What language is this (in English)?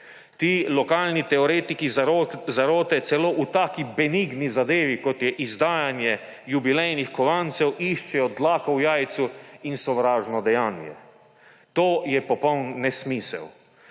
Slovenian